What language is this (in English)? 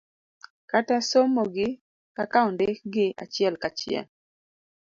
Luo (Kenya and Tanzania)